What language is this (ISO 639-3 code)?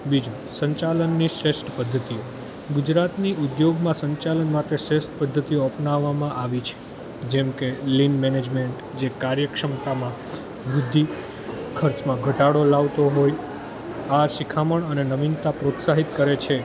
guj